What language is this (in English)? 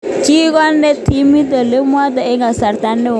Kalenjin